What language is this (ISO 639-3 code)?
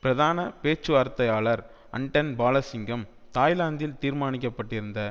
tam